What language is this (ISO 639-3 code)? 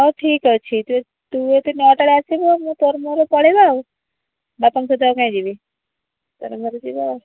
ori